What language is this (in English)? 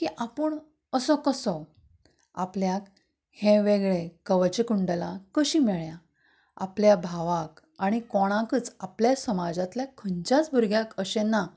Konkani